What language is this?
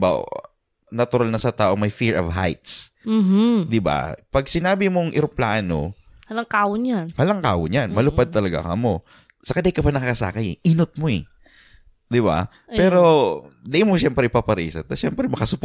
Filipino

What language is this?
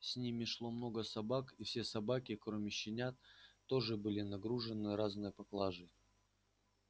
Russian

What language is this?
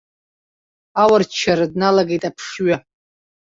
Abkhazian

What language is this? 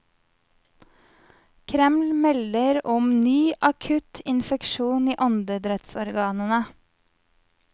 Norwegian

